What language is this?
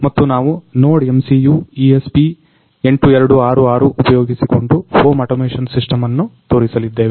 Kannada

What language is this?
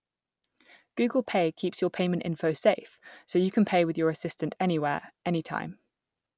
English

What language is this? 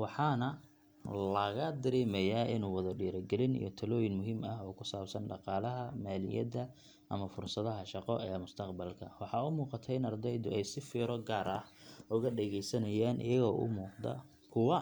Somali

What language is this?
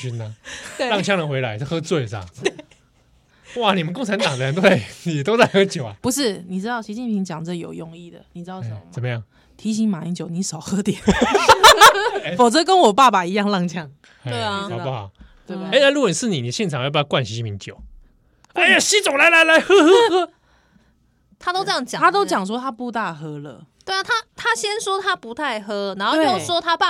Chinese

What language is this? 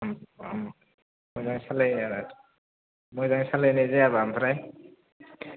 Bodo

